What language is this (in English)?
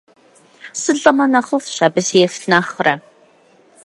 Kabardian